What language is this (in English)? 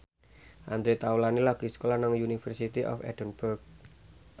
Javanese